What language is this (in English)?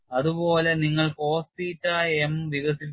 Malayalam